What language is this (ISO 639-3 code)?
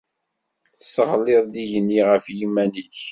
kab